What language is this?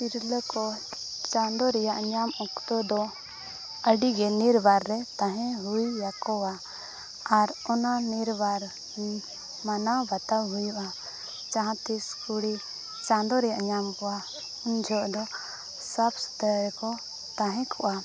Santali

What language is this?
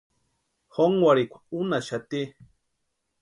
Western Highland Purepecha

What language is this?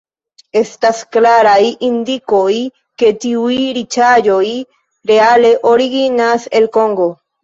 Esperanto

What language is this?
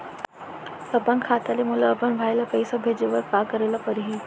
Chhattisgarhi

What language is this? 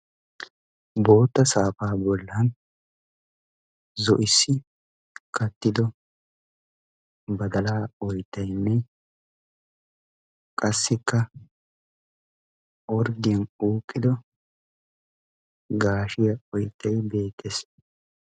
Wolaytta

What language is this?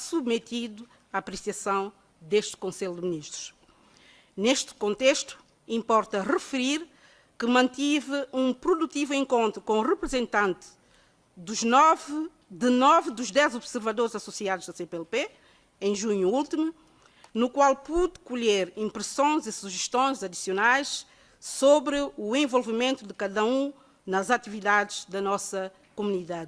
Portuguese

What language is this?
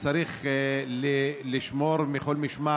Hebrew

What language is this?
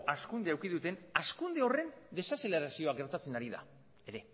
Basque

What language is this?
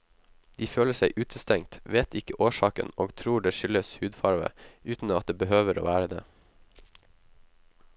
Norwegian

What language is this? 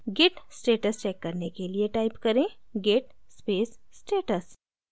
Hindi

